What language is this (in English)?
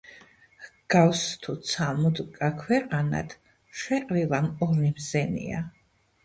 Georgian